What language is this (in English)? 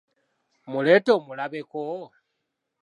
Ganda